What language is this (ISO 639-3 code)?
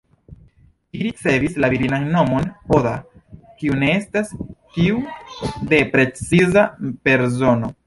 epo